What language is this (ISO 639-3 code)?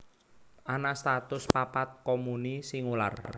jav